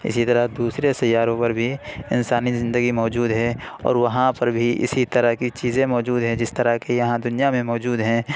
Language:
Urdu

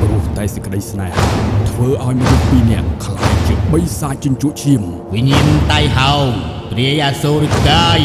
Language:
Thai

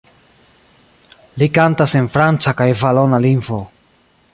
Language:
Esperanto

